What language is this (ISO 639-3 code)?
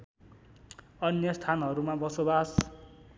nep